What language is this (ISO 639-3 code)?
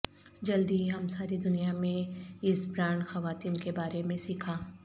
urd